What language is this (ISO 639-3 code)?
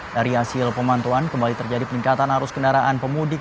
ind